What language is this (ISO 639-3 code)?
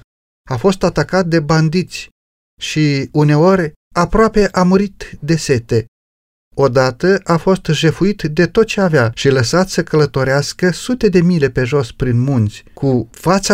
ron